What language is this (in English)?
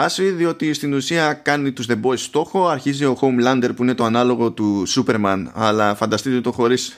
Greek